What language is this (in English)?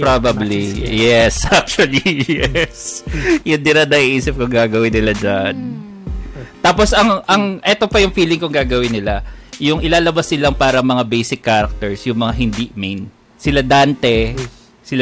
Filipino